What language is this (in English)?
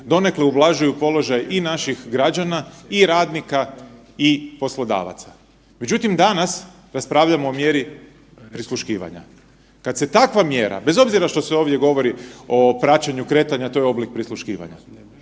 Croatian